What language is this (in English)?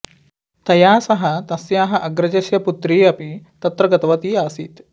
Sanskrit